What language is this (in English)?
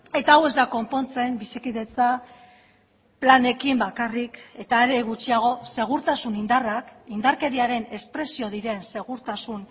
Basque